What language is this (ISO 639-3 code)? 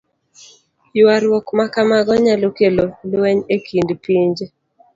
luo